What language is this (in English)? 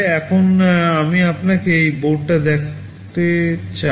Bangla